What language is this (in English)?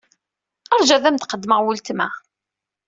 Kabyle